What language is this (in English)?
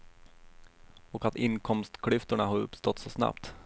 Swedish